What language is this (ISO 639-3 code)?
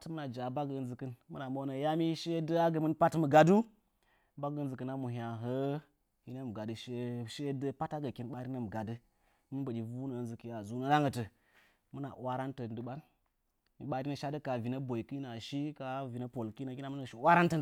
nja